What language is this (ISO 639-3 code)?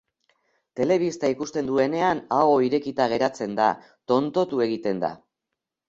eus